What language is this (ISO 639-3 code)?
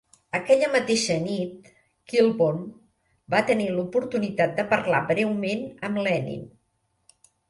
cat